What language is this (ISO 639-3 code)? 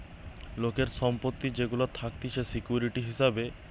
ben